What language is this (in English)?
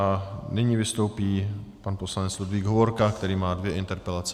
Czech